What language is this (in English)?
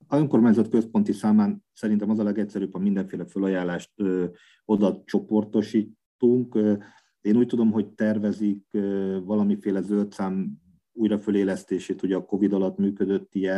Hungarian